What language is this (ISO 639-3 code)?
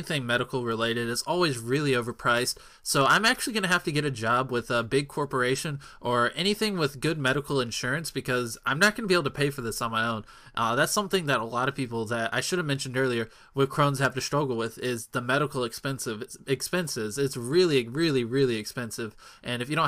spa